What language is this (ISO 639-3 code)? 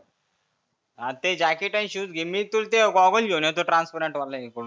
mar